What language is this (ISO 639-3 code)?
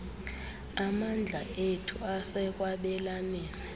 xho